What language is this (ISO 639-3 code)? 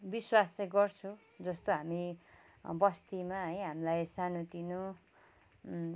nep